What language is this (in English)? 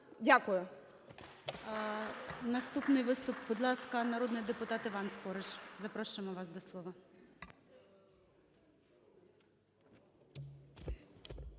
Ukrainian